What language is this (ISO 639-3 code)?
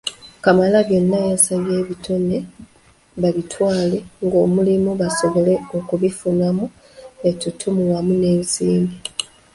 lug